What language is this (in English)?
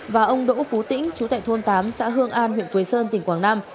Vietnamese